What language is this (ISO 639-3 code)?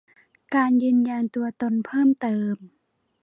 tha